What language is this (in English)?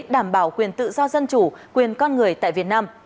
Vietnamese